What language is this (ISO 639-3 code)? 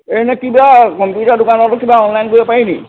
asm